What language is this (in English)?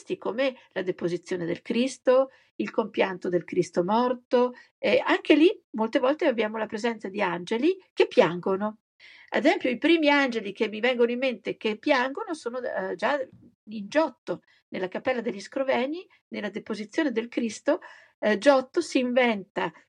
Italian